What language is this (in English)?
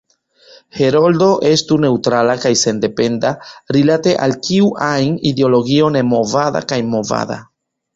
Esperanto